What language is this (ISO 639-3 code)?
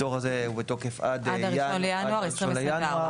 heb